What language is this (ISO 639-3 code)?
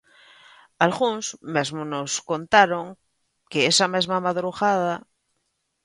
glg